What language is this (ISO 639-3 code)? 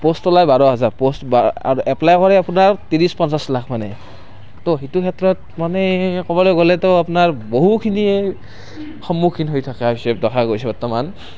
asm